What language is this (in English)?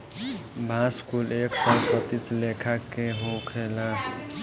Bhojpuri